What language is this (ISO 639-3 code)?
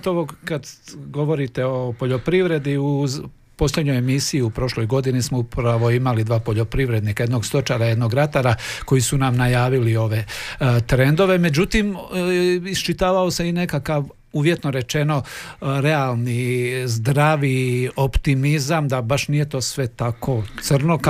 hrv